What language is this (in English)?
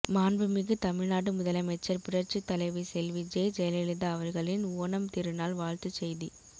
Tamil